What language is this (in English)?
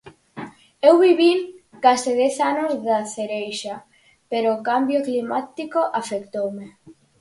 Galician